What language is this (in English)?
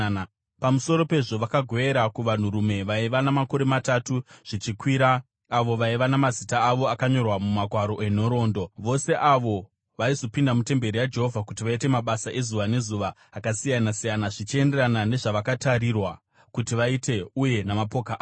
Shona